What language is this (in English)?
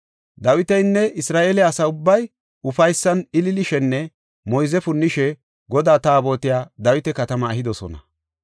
Gofa